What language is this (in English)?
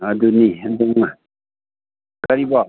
Manipuri